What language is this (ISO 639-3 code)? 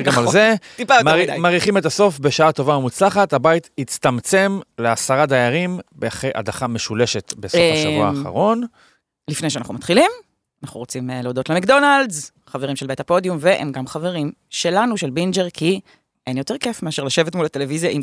heb